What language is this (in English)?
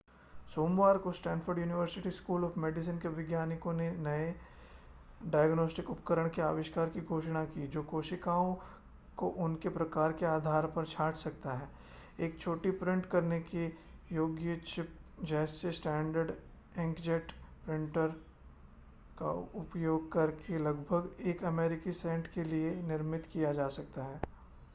Hindi